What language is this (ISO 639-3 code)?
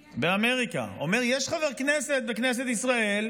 heb